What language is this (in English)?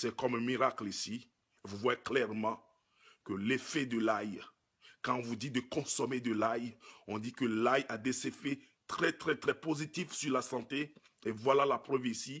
French